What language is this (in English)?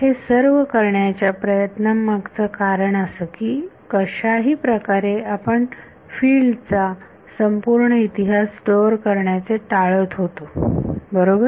Marathi